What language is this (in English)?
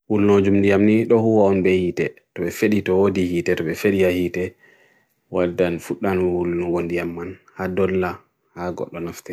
Bagirmi Fulfulde